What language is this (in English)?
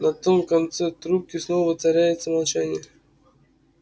Russian